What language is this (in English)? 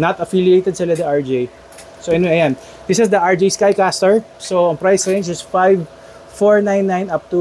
Filipino